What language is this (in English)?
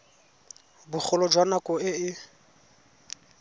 Tswana